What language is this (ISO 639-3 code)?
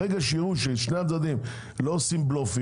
heb